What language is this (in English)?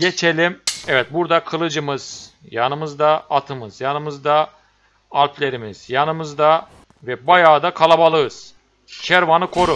Turkish